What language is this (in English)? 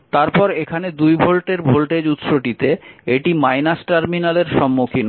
Bangla